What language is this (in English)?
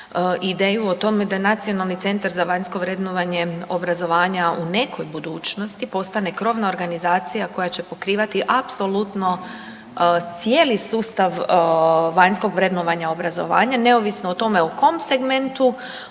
Croatian